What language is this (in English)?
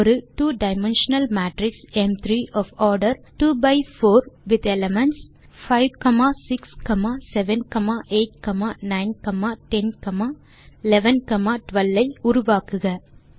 Tamil